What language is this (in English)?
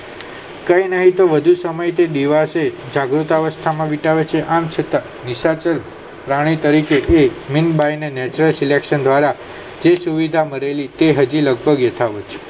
Gujarati